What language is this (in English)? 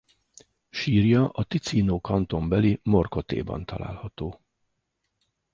Hungarian